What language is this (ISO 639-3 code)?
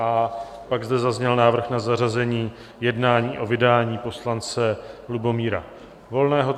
ces